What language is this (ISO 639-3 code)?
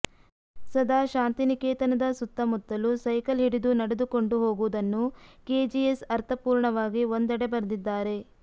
kan